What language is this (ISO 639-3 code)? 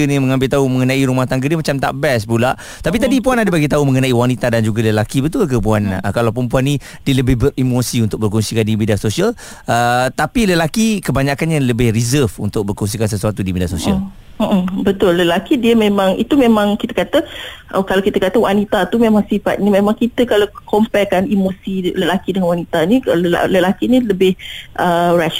msa